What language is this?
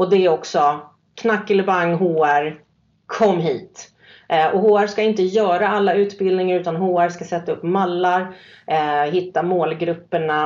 Swedish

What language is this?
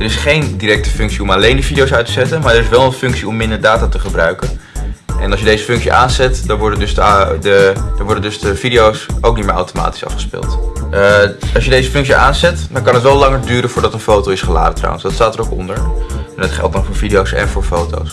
Dutch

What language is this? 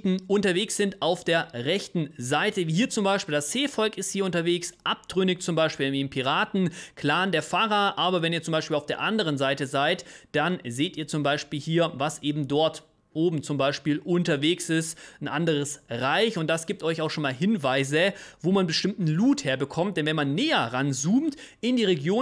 German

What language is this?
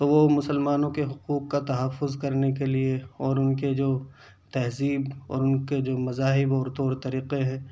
Urdu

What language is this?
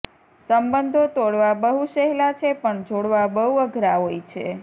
Gujarati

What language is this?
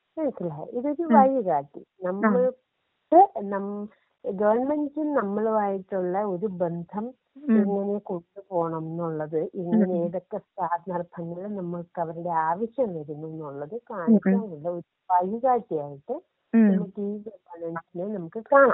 Malayalam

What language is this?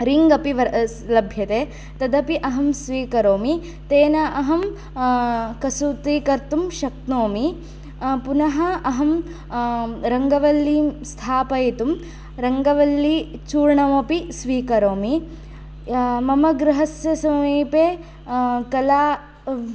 Sanskrit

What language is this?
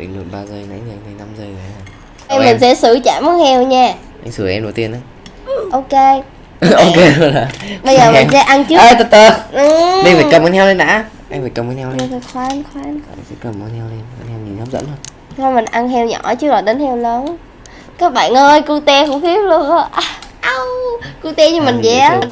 Vietnamese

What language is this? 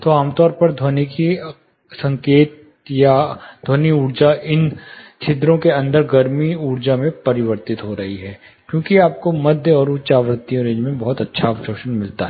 Hindi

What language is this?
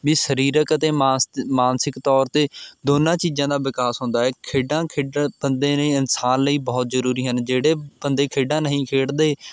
Punjabi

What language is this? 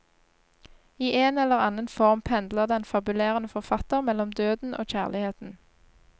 Norwegian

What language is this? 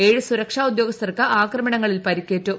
Malayalam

